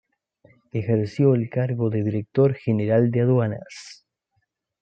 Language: Spanish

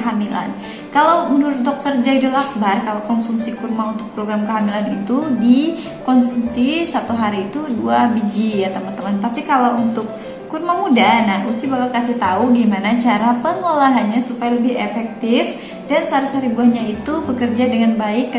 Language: Indonesian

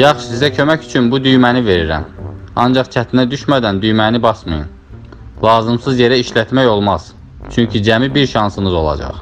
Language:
Turkish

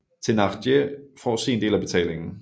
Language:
Danish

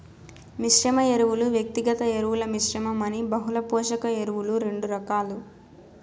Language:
Telugu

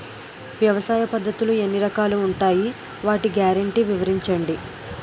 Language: Telugu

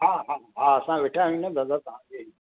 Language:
Sindhi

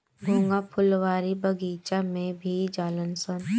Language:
Bhojpuri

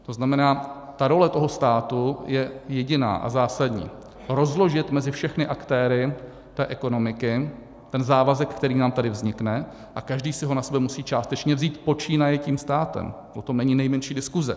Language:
Czech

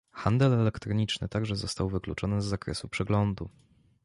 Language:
Polish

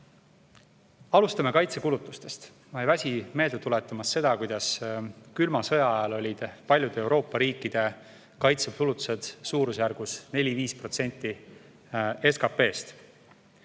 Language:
Estonian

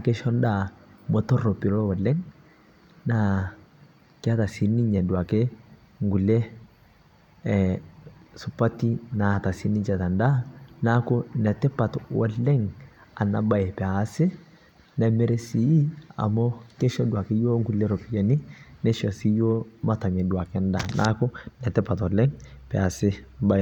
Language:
Masai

